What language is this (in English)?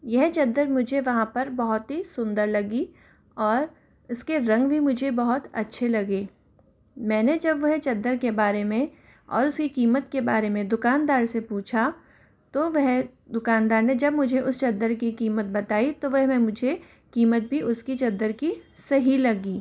Hindi